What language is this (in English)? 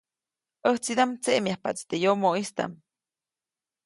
Copainalá Zoque